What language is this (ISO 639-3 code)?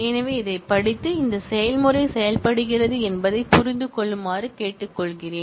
tam